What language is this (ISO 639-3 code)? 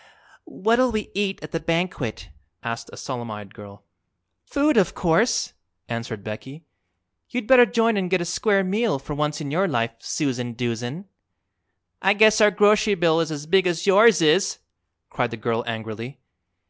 eng